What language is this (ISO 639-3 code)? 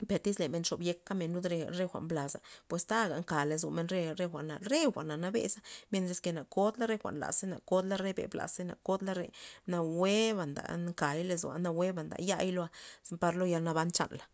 ztp